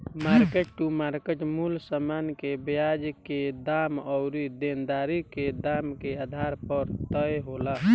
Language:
Bhojpuri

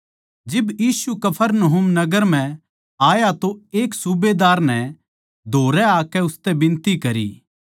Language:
Haryanvi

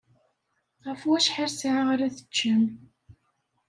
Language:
Kabyle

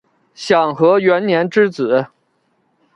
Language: Chinese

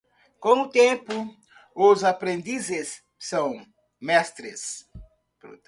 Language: Portuguese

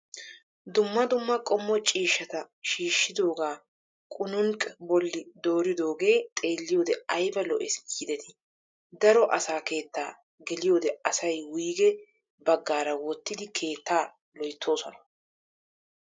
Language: Wolaytta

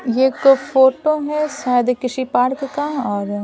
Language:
Hindi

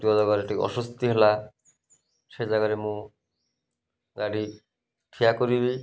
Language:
Odia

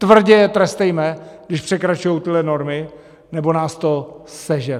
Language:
Czech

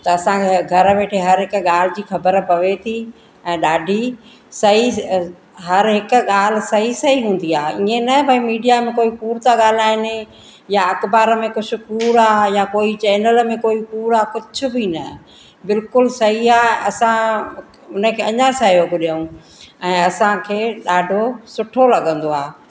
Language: Sindhi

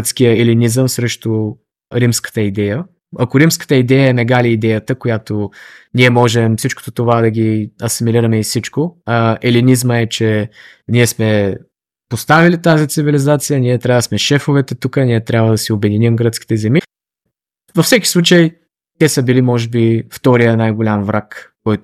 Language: Bulgarian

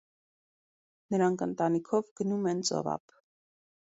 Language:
Armenian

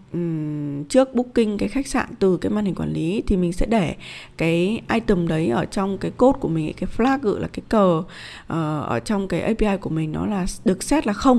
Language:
Vietnamese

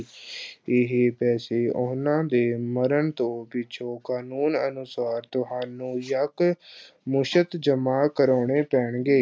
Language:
Punjabi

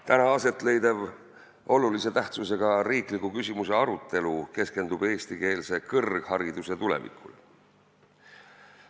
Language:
Estonian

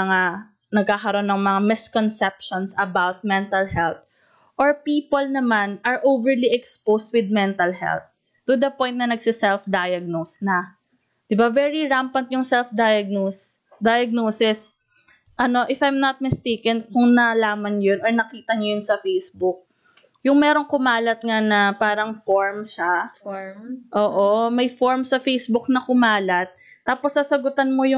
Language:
Filipino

